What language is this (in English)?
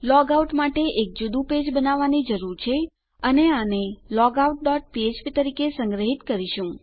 Gujarati